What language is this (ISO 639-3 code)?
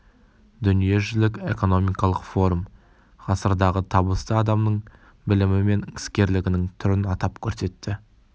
kaz